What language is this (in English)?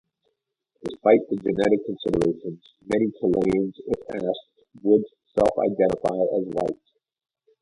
English